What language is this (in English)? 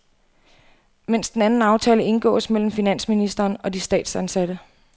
Danish